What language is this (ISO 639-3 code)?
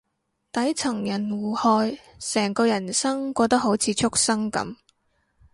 yue